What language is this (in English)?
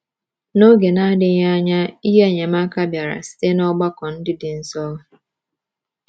Igbo